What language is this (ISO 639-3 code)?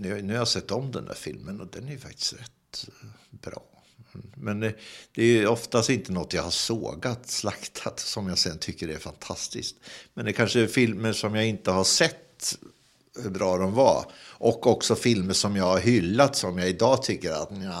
swe